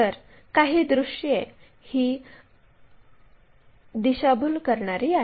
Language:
Marathi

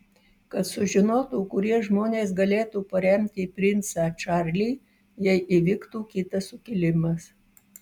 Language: Lithuanian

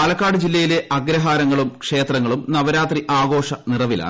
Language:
Malayalam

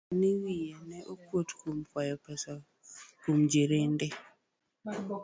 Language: Luo (Kenya and Tanzania)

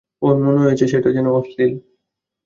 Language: Bangla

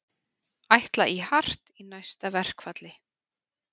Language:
Icelandic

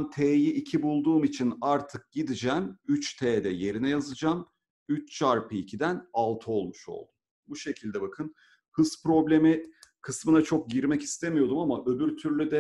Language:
Turkish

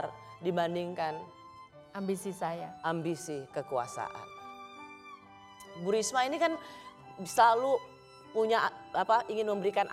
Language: Indonesian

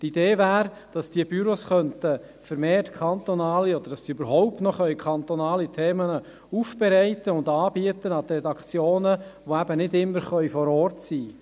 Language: Swiss German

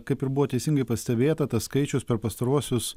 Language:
Lithuanian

